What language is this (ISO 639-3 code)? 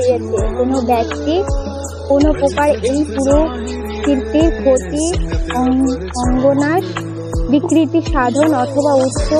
ara